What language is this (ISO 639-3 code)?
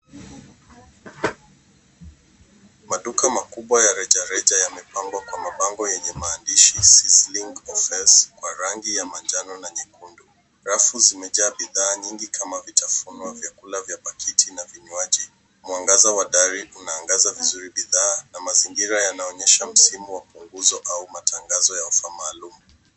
swa